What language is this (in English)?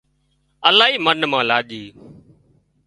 Wadiyara Koli